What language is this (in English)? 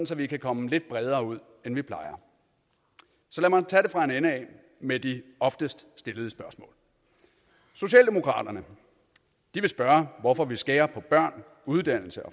Danish